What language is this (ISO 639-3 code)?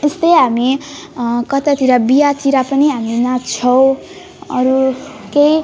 nep